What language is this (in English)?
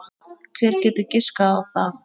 Icelandic